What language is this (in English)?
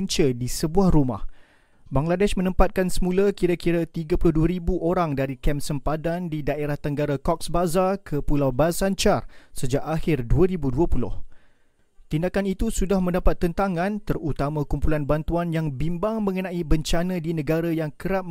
Malay